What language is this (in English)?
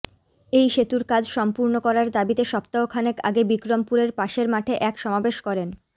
Bangla